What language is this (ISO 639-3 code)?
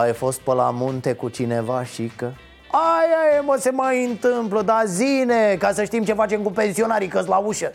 ron